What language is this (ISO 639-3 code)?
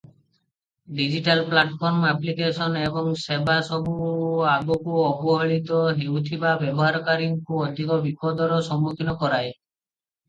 ori